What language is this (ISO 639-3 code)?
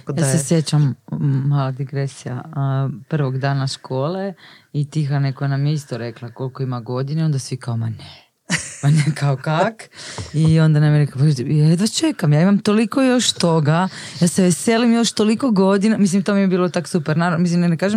hrv